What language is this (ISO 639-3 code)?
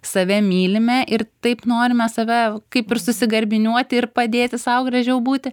lit